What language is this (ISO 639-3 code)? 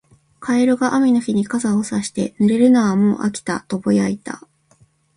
jpn